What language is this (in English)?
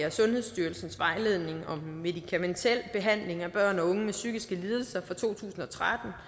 Danish